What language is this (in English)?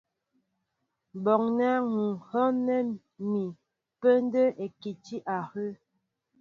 Mbo (Cameroon)